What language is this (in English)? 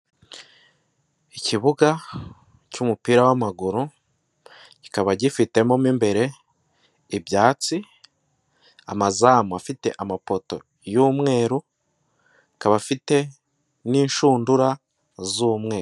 Kinyarwanda